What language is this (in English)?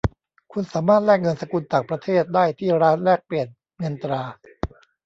Thai